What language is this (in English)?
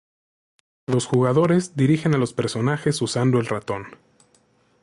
Spanish